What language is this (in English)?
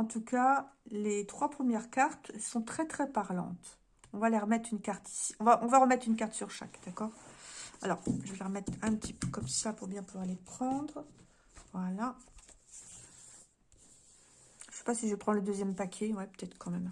French